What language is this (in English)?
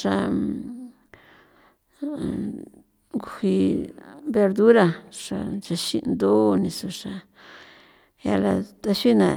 San Felipe Otlaltepec Popoloca